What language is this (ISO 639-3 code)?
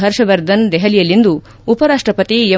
kan